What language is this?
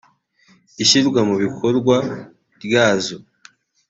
Kinyarwanda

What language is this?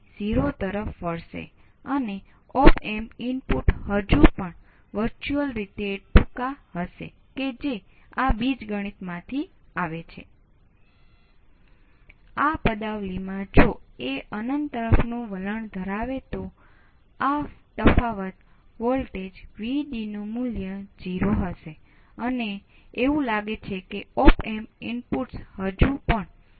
Gujarati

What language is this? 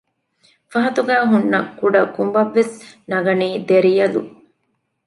Divehi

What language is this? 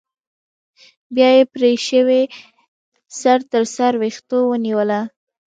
Pashto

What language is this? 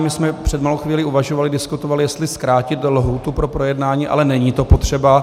Czech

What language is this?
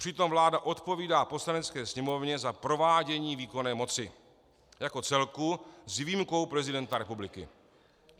Czech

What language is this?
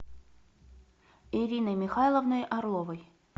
Russian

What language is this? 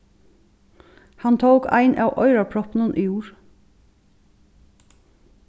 Faroese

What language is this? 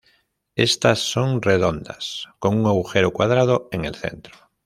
Spanish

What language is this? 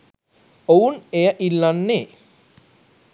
Sinhala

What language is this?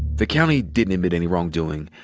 English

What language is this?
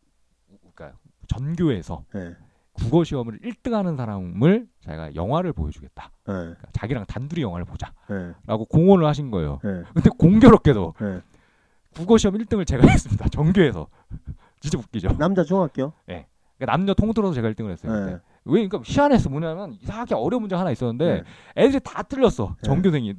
Korean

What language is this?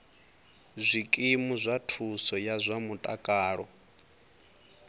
Venda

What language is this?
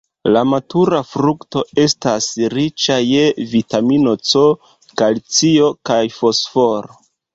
Esperanto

